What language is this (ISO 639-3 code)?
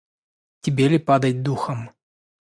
rus